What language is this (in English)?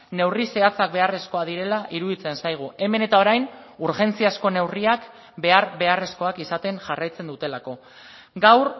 Basque